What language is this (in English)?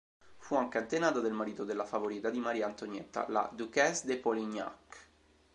Italian